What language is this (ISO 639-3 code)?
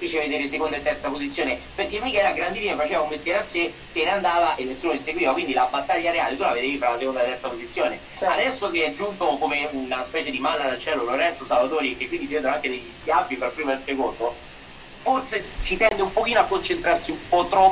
ita